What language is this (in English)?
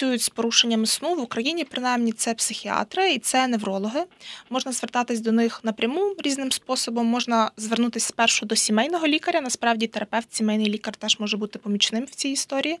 Ukrainian